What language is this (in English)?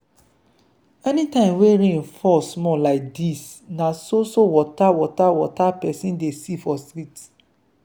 Nigerian Pidgin